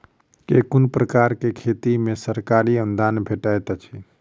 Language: Maithili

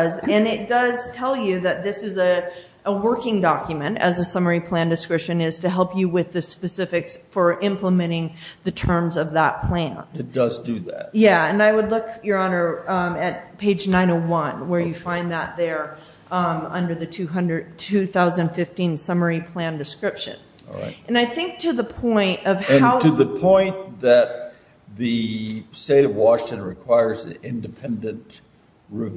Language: English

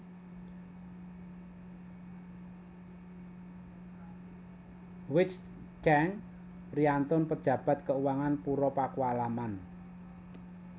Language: Javanese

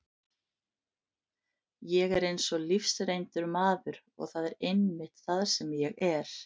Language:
Icelandic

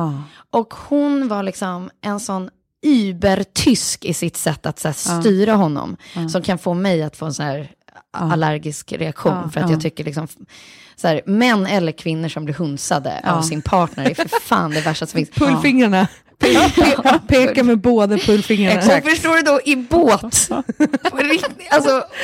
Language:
Swedish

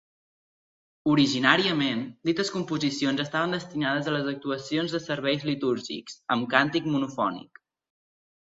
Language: Catalan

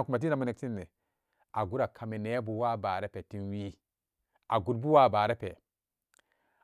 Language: Samba Daka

